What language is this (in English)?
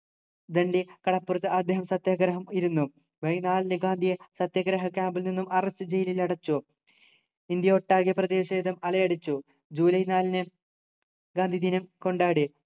Malayalam